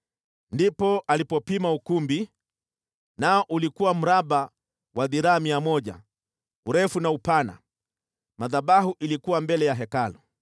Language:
Swahili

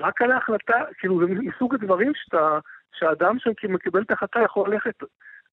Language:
Hebrew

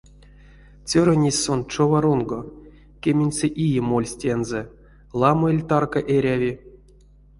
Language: Erzya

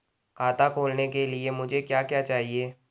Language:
Hindi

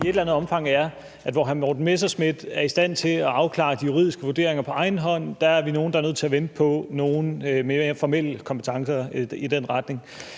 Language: Danish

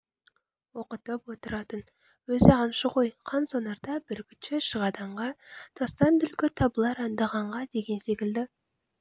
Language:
Kazakh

